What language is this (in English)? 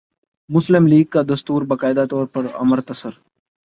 Urdu